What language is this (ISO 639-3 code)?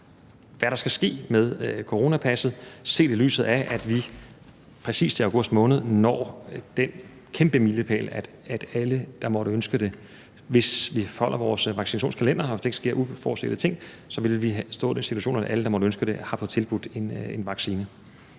dan